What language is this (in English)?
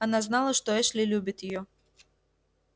Russian